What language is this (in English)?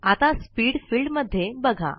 Marathi